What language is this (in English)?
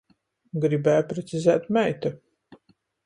Latgalian